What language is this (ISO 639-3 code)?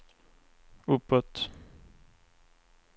swe